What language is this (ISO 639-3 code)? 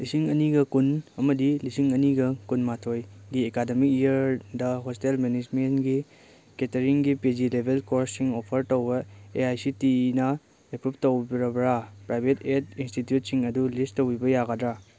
mni